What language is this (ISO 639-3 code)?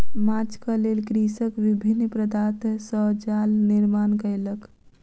mai